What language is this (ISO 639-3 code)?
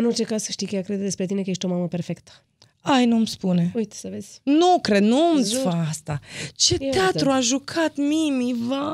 ron